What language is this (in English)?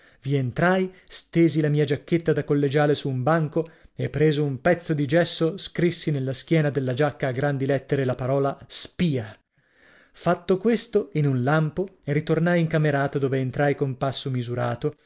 Italian